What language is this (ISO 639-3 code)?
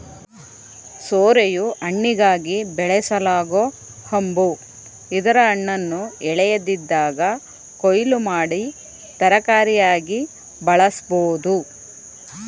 kan